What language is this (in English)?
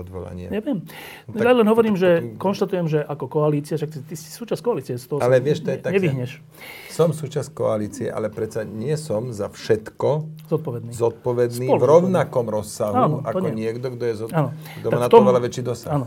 Slovak